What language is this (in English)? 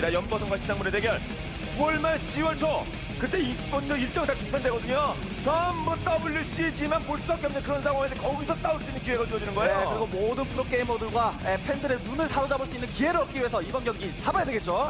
Korean